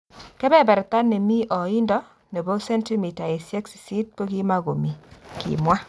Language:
Kalenjin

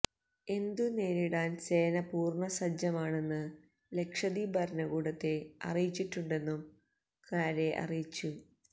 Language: Malayalam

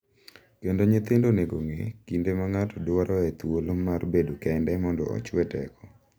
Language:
Luo (Kenya and Tanzania)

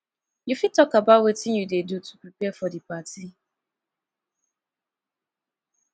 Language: Nigerian Pidgin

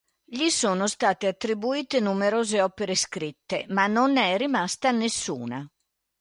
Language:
Italian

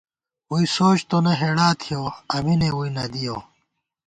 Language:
Gawar-Bati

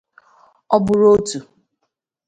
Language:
Igbo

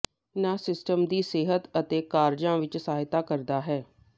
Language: Punjabi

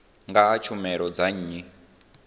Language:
Venda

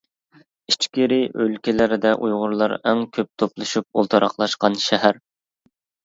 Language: Uyghur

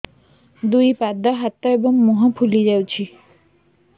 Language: Odia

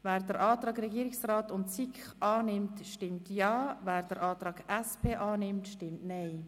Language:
Swiss German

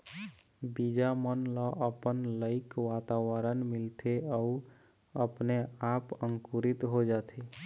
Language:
Chhattisgarhi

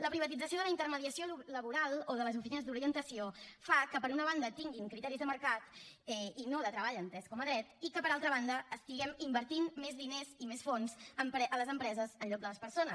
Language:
Catalan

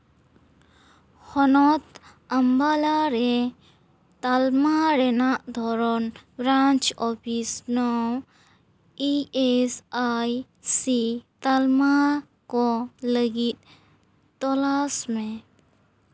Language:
Santali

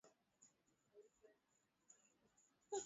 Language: Swahili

